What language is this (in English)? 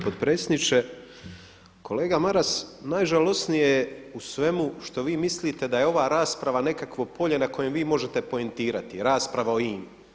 Croatian